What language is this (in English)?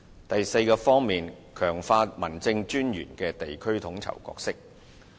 Cantonese